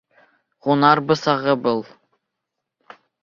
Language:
Bashkir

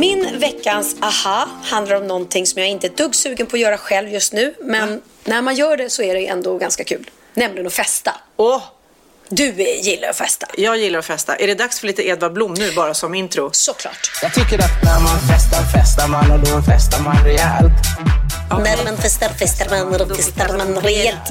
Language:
Swedish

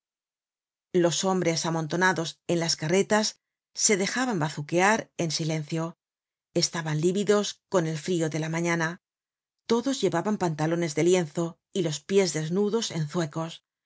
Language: Spanish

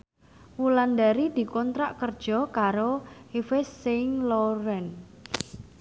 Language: Javanese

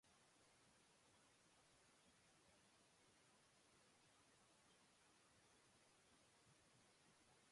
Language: English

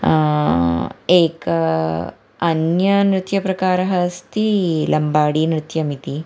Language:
Sanskrit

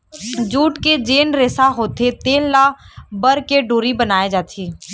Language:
Chhattisgarhi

